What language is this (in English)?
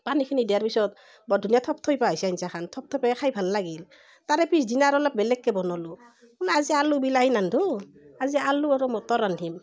Assamese